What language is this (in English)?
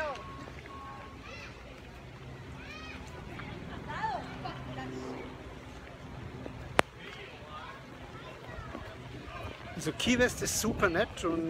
German